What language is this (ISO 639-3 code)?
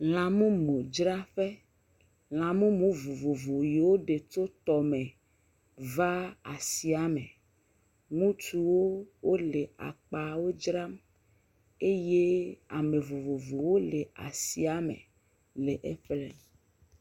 ewe